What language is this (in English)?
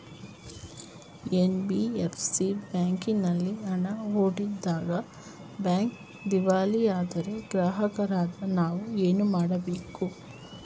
Kannada